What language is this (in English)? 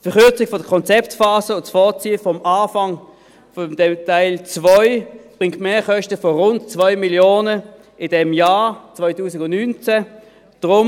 Swiss German